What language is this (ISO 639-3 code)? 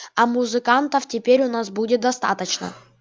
rus